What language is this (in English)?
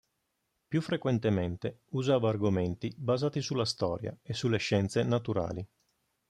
Italian